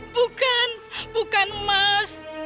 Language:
Indonesian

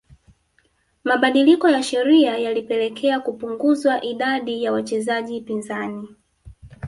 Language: Swahili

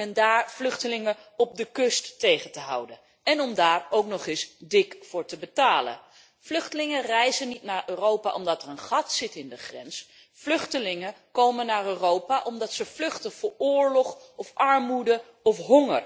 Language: Dutch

